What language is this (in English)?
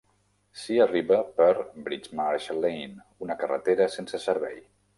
Catalan